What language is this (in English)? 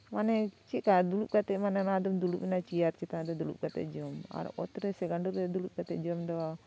Santali